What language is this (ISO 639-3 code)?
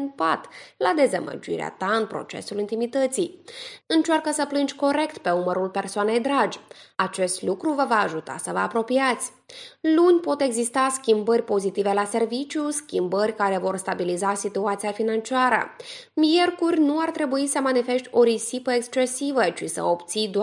ron